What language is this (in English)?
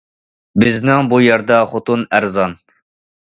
Uyghur